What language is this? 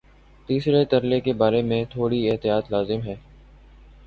Urdu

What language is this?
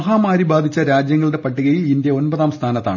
Malayalam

